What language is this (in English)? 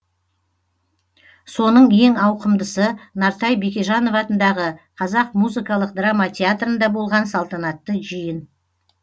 Kazakh